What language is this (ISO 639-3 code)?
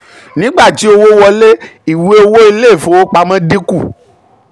yor